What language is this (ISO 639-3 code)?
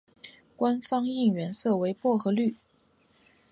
zho